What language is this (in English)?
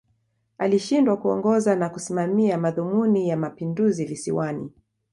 Swahili